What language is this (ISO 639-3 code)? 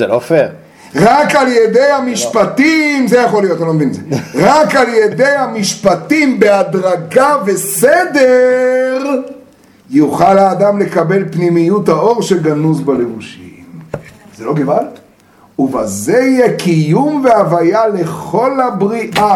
heb